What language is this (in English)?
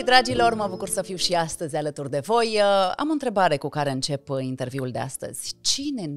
Romanian